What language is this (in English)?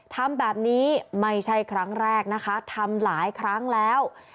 Thai